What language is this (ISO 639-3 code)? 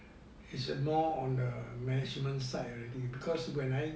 eng